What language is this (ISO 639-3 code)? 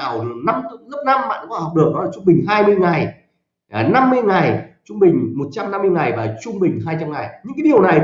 vie